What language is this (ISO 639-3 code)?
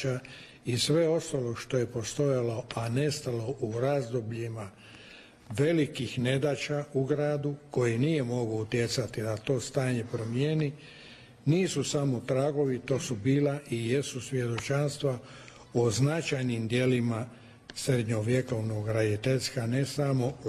hrv